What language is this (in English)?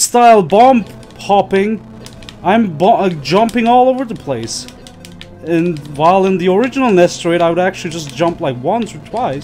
English